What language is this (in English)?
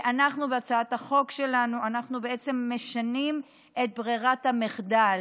Hebrew